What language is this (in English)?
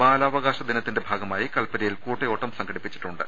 Malayalam